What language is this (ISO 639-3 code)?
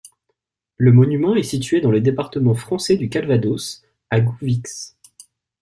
fra